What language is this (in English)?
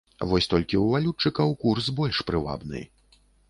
Belarusian